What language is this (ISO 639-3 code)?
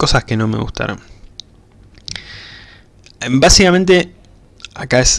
spa